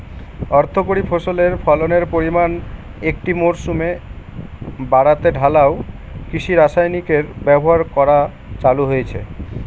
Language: Bangla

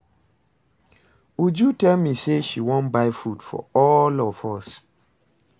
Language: Nigerian Pidgin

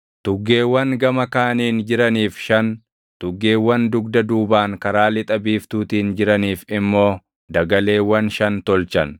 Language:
Oromo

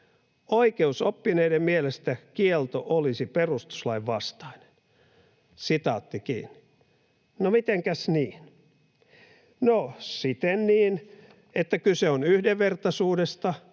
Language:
Finnish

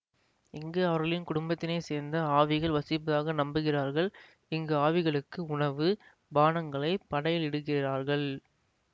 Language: Tamil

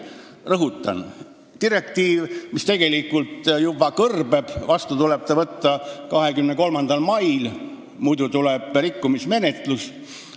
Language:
Estonian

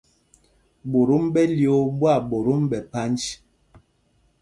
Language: Mpumpong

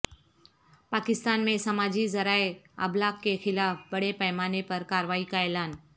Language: Urdu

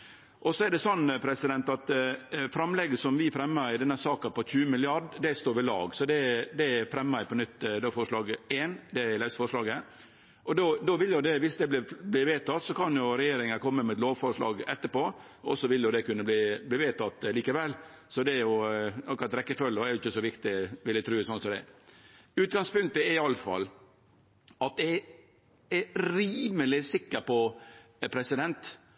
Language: Norwegian Nynorsk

